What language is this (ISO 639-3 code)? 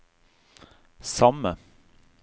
nor